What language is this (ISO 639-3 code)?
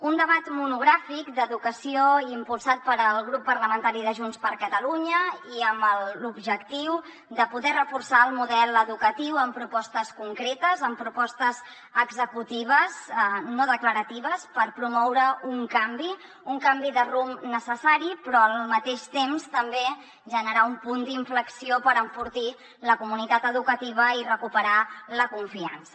cat